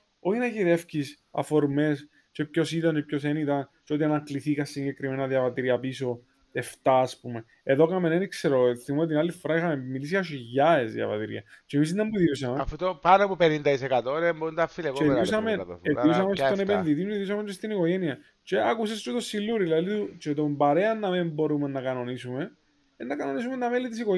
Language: Greek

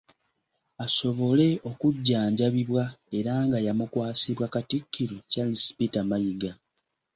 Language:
Ganda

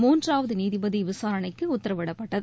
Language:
Tamil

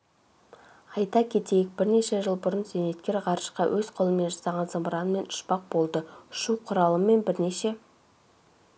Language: Kazakh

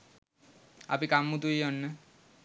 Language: Sinhala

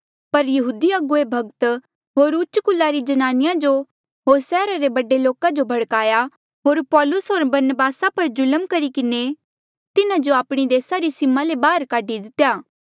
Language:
Mandeali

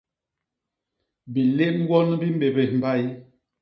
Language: Basaa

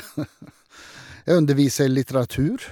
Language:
Norwegian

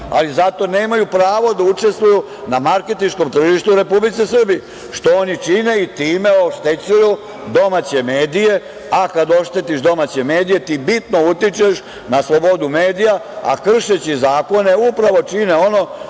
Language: Serbian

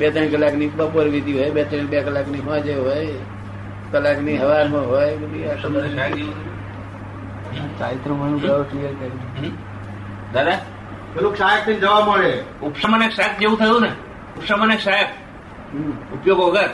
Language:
Gujarati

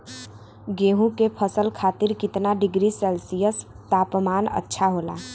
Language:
Bhojpuri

